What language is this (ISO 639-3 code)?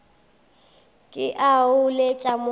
nso